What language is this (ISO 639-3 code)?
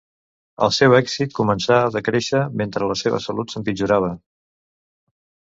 cat